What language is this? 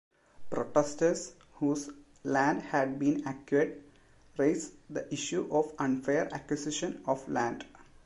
English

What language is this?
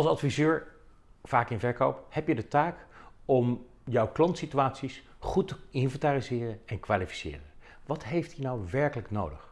Dutch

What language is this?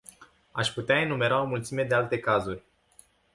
Romanian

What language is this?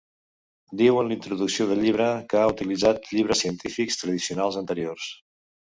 Catalan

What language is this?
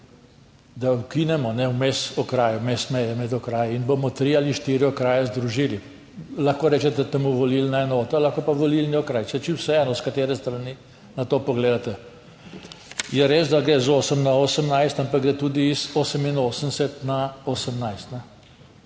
Slovenian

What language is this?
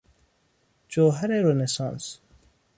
Persian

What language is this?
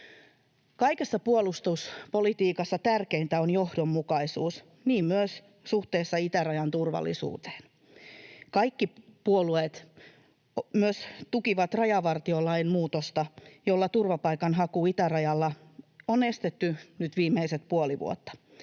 Finnish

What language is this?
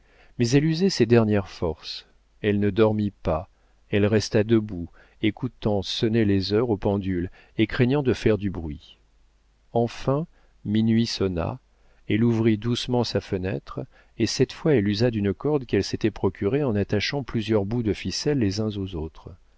French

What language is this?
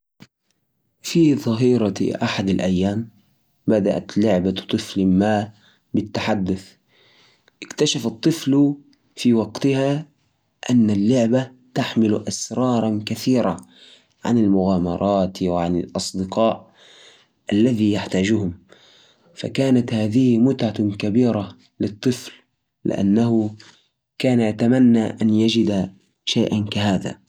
Najdi Arabic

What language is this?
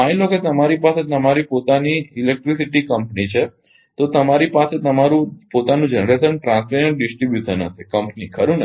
Gujarati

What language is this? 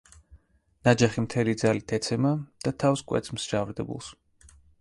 Georgian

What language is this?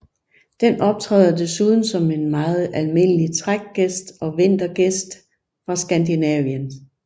Danish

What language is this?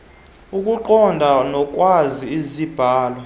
Xhosa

